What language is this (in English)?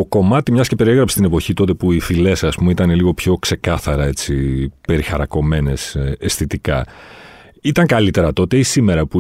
Greek